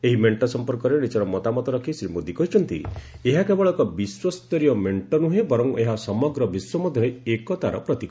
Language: Odia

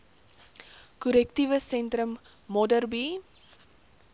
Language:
Afrikaans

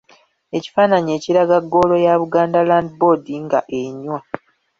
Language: Ganda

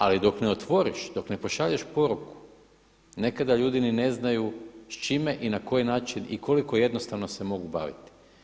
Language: Croatian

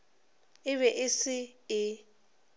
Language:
Northern Sotho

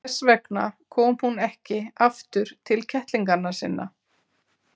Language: Icelandic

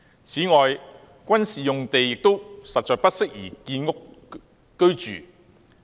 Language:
Cantonese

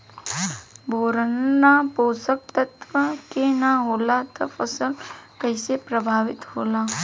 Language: Bhojpuri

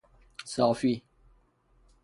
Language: Persian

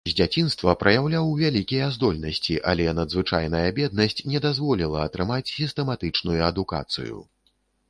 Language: Belarusian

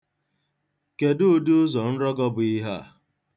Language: Igbo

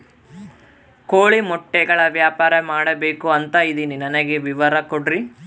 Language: Kannada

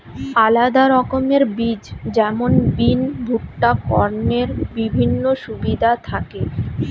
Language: Bangla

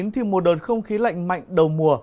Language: Vietnamese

